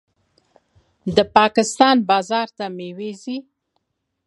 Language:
Pashto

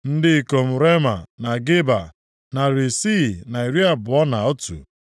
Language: Igbo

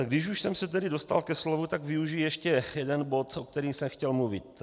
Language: Czech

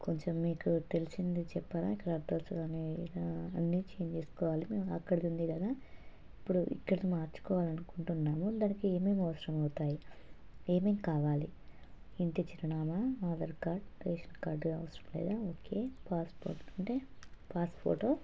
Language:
Telugu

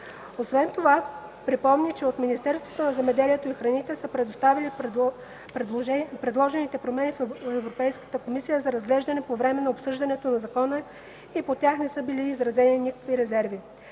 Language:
Bulgarian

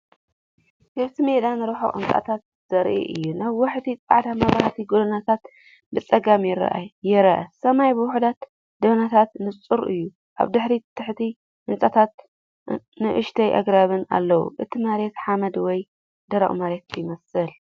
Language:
Tigrinya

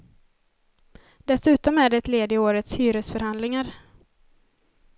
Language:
Swedish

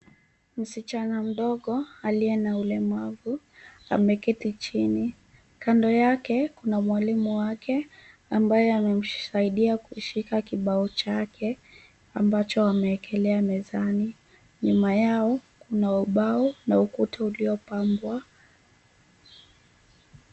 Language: Swahili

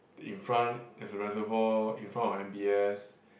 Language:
English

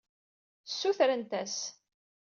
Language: Kabyle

